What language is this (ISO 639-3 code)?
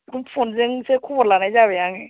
brx